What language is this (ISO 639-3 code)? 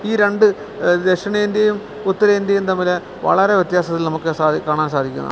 mal